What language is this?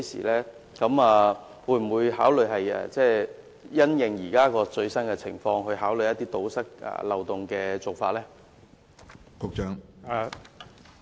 Cantonese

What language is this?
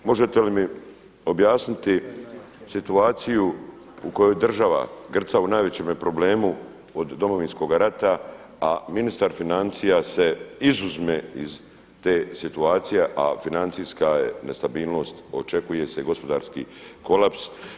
Croatian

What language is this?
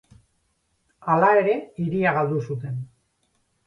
Basque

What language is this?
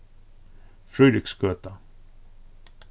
Faroese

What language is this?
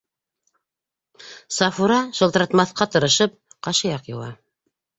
Bashkir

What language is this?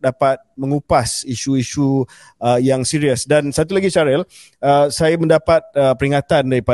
Malay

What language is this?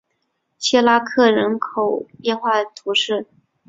Chinese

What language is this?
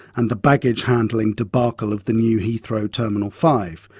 English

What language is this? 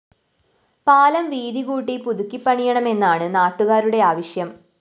Malayalam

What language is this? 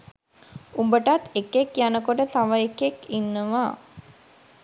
Sinhala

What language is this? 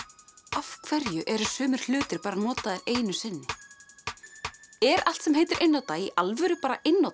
Icelandic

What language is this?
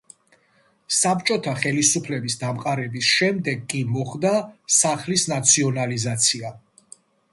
Georgian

